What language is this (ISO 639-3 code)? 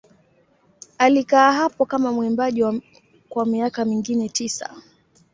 swa